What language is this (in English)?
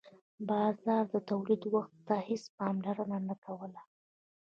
Pashto